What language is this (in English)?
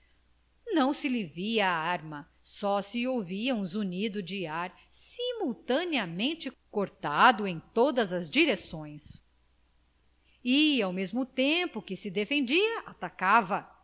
Portuguese